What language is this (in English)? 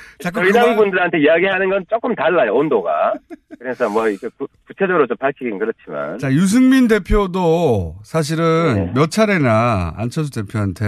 Korean